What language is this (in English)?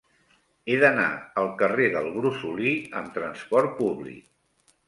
Catalan